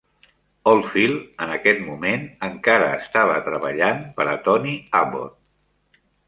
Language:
Catalan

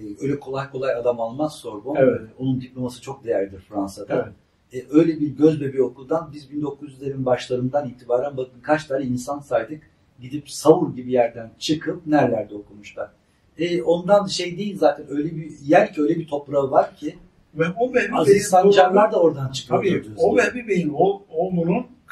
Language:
Turkish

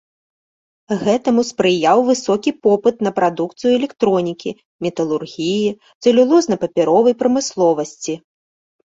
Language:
Belarusian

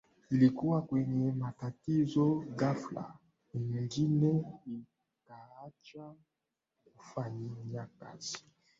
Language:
Swahili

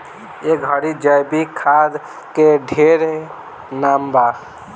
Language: Bhojpuri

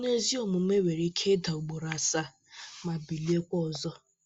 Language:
Igbo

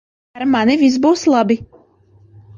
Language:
Latvian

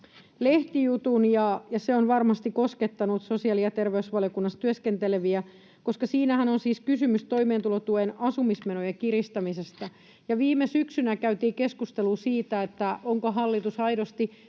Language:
Finnish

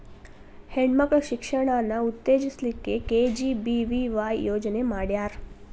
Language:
Kannada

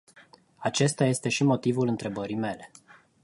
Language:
Romanian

